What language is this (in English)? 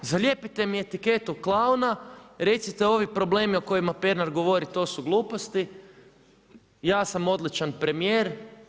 Croatian